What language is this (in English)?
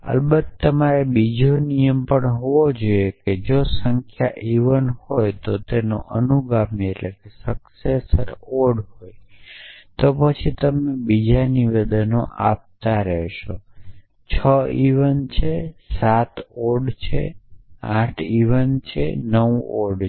Gujarati